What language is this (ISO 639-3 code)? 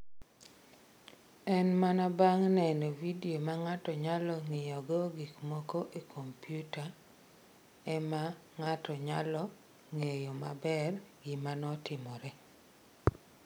luo